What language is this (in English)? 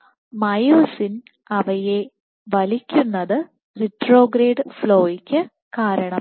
Malayalam